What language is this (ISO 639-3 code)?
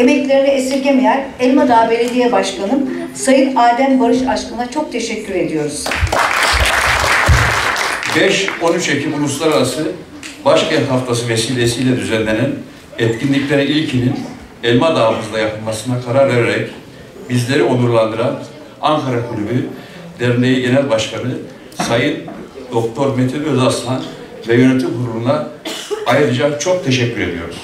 tur